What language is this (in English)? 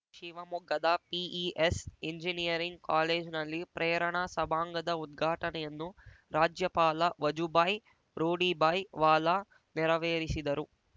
Kannada